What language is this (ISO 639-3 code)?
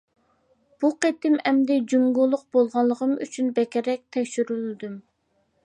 uig